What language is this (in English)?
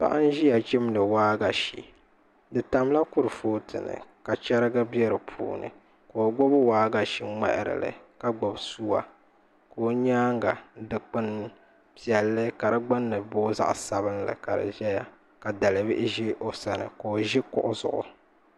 Dagbani